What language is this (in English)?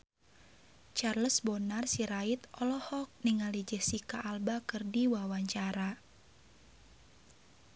Sundanese